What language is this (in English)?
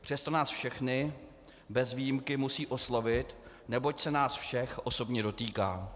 Czech